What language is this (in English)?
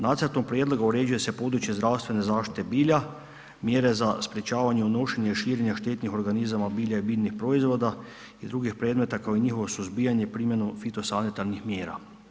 Croatian